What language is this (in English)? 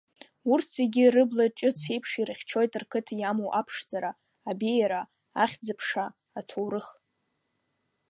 Abkhazian